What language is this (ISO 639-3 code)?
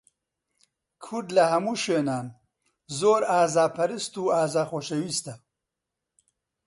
ckb